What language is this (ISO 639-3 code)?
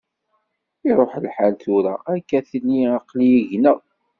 kab